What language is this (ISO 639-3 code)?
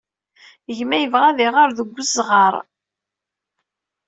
kab